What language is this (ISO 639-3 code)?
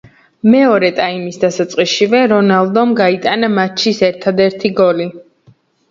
kat